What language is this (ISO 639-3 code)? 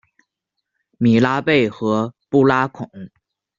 zho